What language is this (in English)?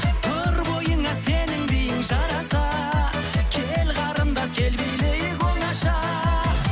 Kazakh